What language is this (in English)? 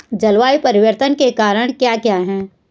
Hindi